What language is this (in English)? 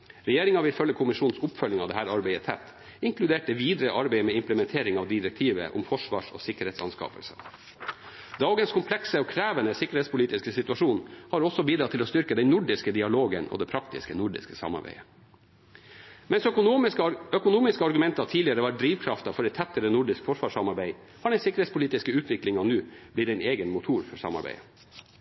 Norwegian Bokmål